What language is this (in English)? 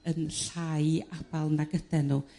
Welsh